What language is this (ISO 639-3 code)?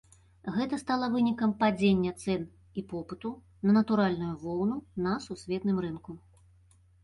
bel